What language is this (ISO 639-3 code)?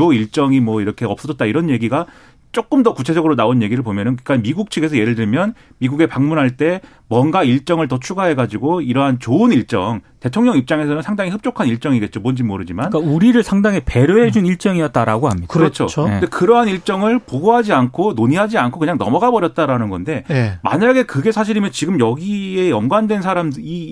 kor